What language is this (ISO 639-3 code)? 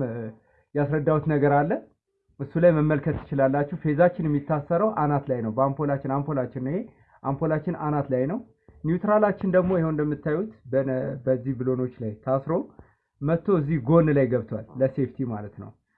tur